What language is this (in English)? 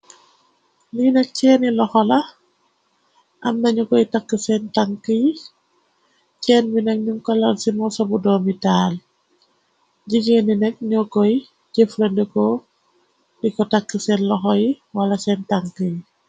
Wolof